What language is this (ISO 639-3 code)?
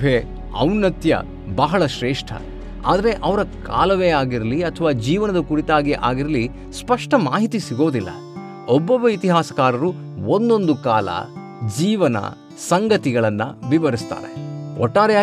kan